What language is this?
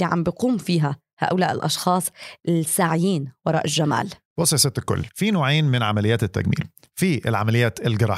Arabic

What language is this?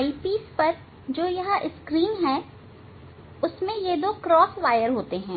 Hindi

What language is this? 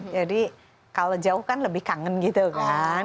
Indonesian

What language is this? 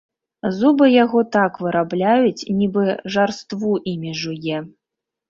Belarusian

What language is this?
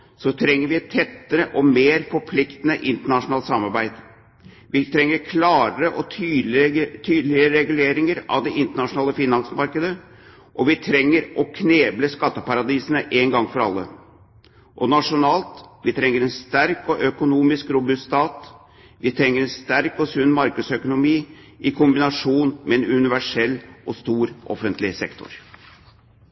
Norwegian Bokmål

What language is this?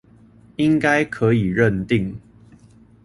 Chinese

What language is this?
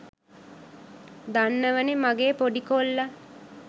Sinhala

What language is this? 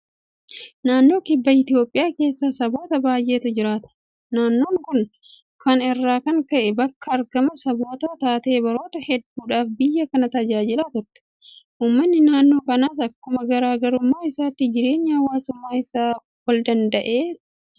Oromo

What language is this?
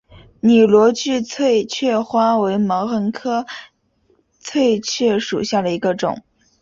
Chinese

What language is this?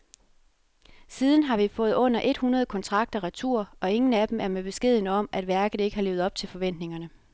Danish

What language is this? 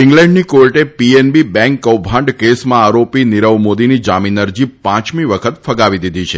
Gujarati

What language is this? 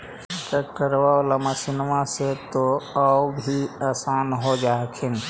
Magahi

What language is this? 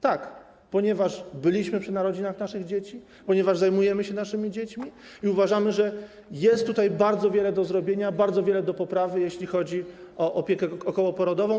Polish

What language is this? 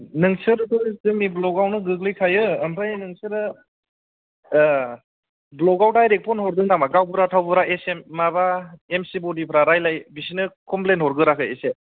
Bodo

